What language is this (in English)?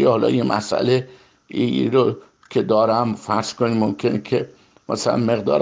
Persian